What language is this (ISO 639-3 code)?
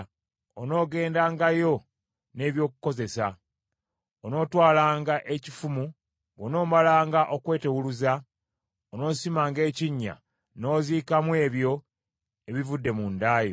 lug